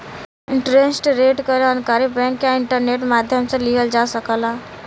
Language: Bhojpuri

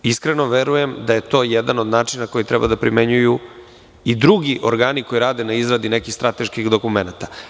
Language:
Serbian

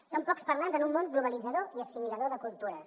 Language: Catalan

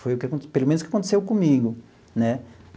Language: Portuguese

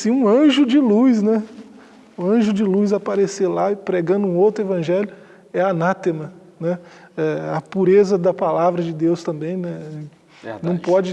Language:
Portuguese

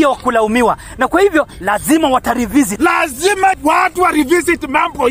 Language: Swahili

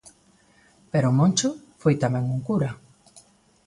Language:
Galician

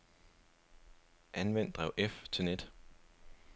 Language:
Danish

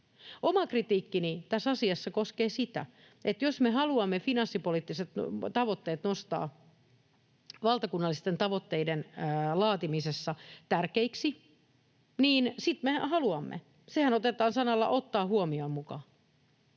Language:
Finnish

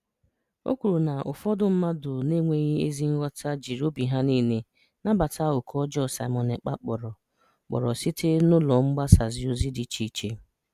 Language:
Igbo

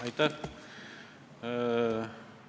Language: Estonian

